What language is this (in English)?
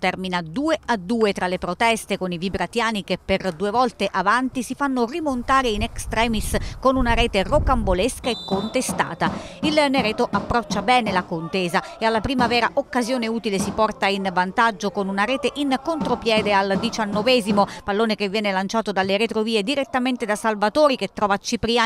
Italian